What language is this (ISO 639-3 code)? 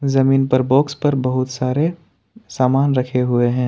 hin